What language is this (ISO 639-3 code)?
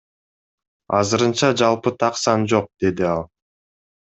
kir